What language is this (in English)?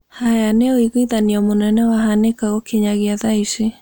Kikuyu